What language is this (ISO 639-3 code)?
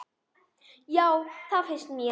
isl